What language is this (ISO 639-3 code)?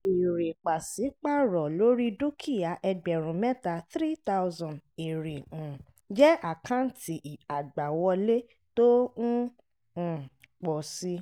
yor